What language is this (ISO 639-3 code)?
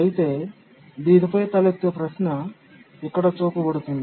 tel